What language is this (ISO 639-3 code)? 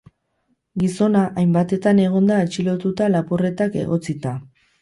eus